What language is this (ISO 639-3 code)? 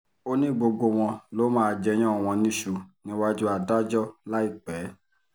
yor